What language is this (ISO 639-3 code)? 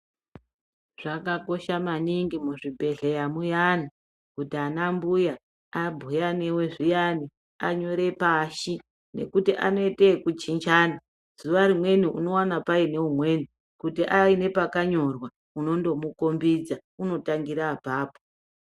ndc